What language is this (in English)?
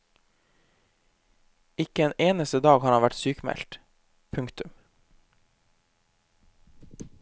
Norwegian